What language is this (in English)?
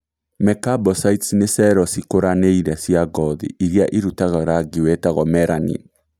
Kikuyu